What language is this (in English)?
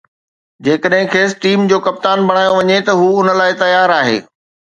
Sindhi